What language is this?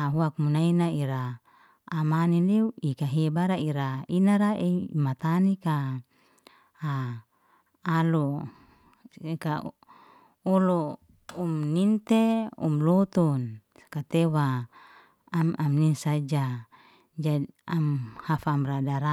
Liana-Seti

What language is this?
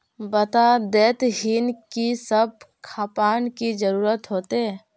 Magahi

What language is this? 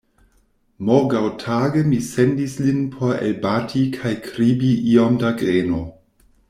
Esperanto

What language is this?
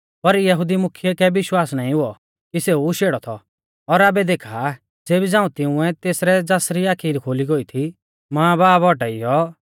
Mahasu Pahari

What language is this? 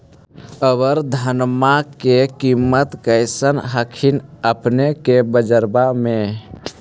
Magahi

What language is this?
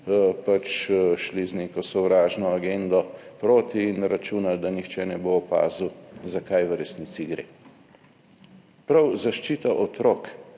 Slovenian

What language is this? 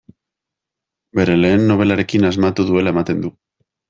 Basque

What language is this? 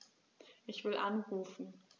German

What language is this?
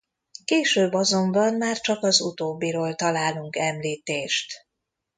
Hungarian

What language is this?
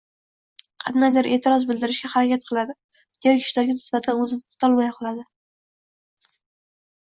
Uzbek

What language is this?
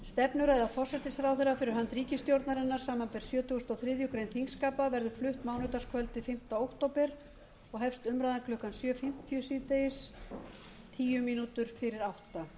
Icelandic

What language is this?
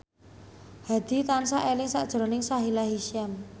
Javanese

